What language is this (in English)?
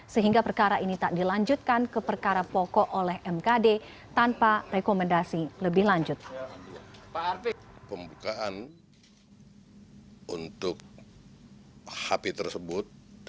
Indonesian